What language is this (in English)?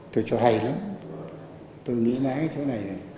Vietnamese